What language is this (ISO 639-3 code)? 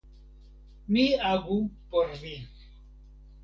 epo